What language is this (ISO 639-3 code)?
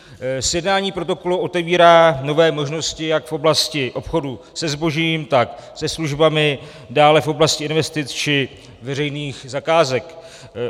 ces